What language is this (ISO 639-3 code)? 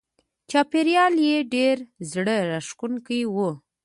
pus